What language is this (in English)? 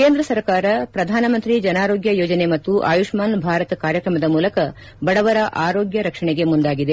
Kannada